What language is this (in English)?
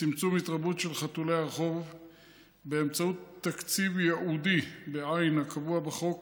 Hebrew